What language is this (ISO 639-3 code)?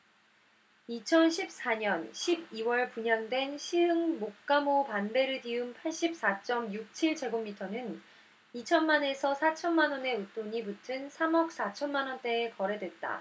kor